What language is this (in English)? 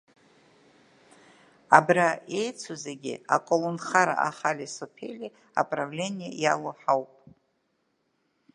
Abkhazian